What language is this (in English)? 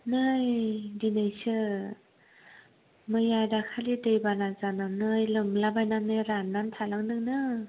Bodo